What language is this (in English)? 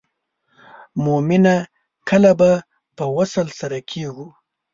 Pashto